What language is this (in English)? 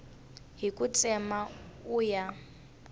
Tsonga